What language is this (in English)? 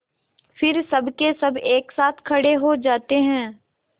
Hindi